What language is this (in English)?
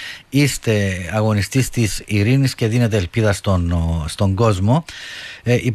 Greek